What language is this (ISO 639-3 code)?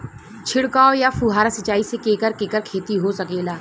bho